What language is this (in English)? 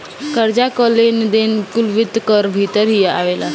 Bhojpuri